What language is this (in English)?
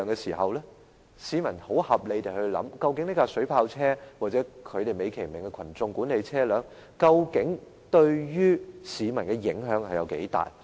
Cantonese